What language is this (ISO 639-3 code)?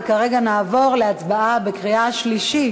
heb